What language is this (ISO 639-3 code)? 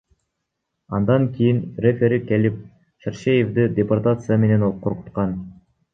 kir